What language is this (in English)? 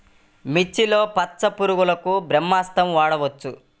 Telugu